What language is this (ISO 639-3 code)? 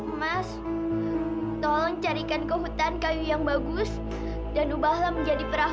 ind